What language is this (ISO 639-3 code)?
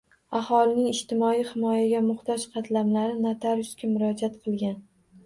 uzb